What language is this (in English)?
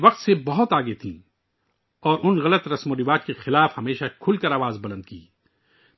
Urdu